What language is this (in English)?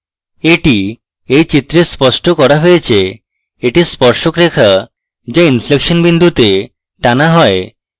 Bangla